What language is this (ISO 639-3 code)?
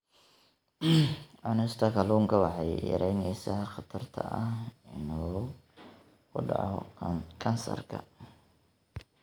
som